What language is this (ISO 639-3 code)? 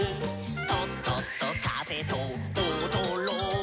jpn